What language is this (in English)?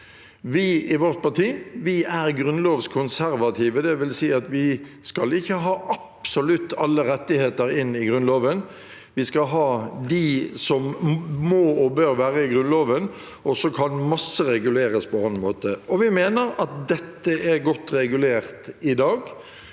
Norwegian